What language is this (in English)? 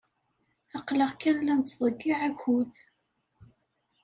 Kabyle